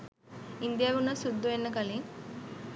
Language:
Sinhala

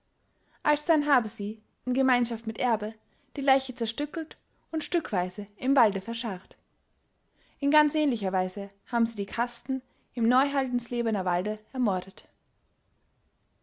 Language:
German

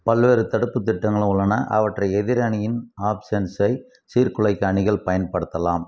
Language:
Tamil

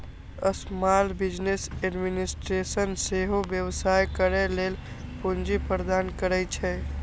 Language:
Maithili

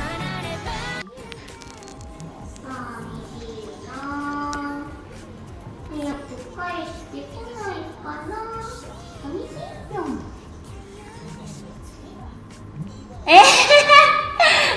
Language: Japanese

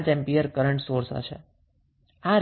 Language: Gujarati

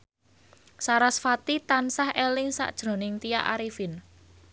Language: Javanese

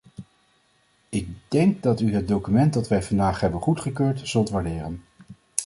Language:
Dutch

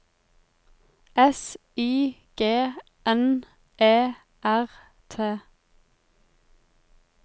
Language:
Norwegian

